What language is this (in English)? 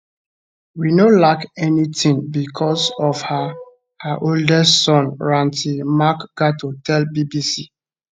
Nigerian Pidgin